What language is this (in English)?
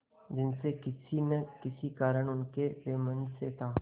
Hindi